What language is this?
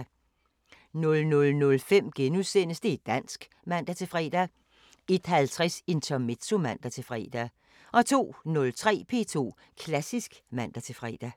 Danish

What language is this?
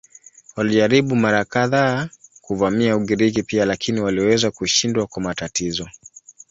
Swahili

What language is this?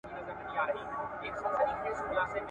Pashto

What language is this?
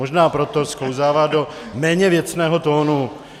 Czech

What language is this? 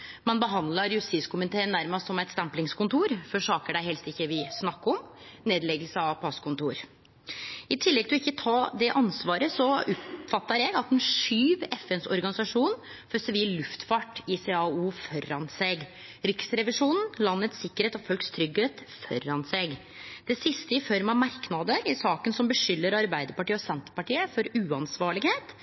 Norwegian Nynorsk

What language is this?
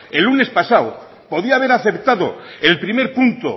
Spanish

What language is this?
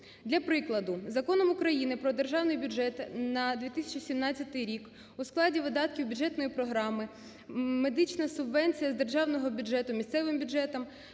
Ukrainian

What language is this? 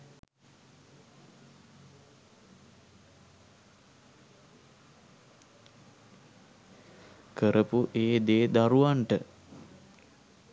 Sinhala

